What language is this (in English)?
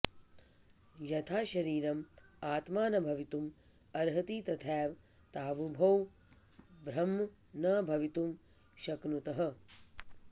Sanskrit